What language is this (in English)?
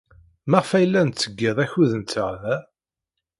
Kabyle